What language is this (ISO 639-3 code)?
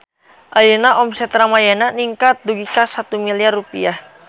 sun